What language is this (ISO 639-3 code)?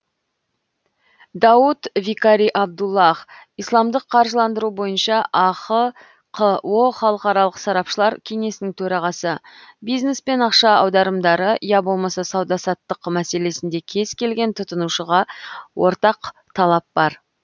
kaz